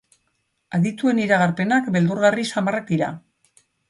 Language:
Basque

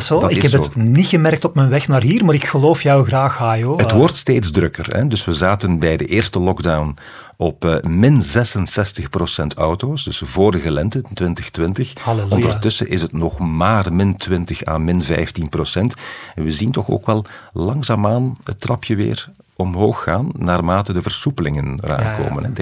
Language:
Dutch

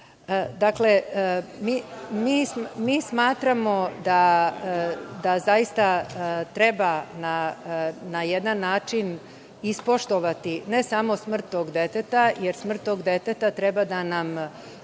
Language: Serbian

